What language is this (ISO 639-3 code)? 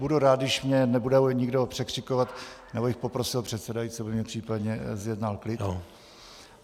ces